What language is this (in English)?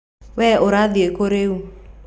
Kikuyu